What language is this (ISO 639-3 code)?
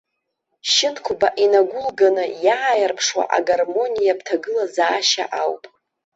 abk